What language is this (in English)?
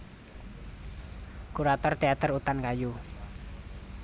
Javanese